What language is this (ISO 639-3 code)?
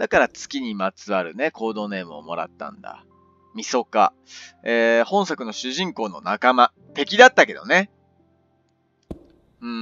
jpn